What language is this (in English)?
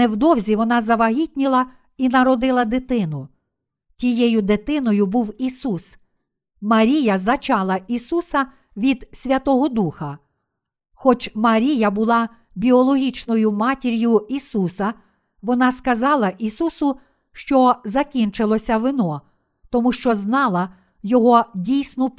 Ukrainian